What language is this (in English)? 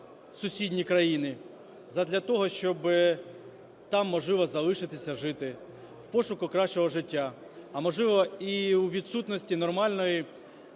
Ukrainian